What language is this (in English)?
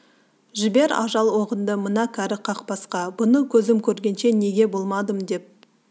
Kazakh